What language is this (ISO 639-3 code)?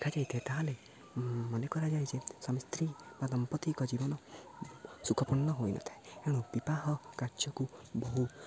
ori